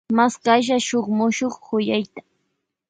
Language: Loja Highland Quichua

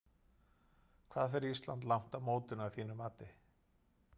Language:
Icelandic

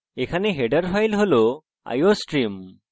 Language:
Bangla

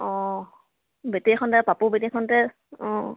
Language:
Assamese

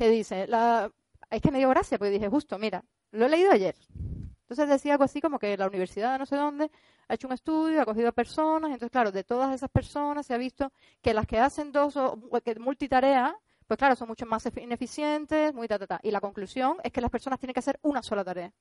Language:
Spanish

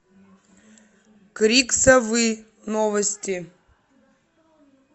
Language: Russian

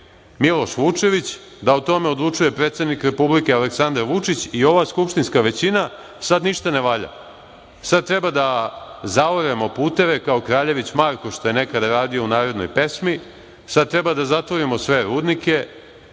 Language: Serbian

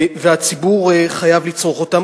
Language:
Hebrew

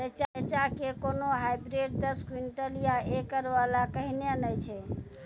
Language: Maithili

